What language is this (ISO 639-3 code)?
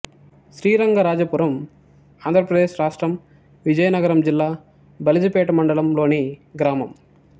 tel